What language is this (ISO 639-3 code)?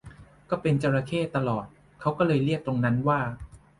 tha